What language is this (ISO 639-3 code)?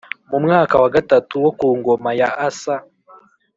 kin